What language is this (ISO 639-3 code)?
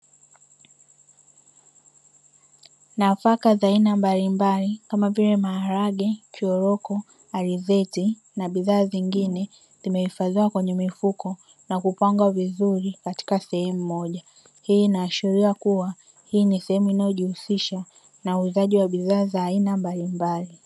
swa